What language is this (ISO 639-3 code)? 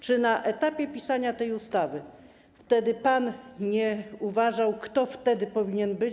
pol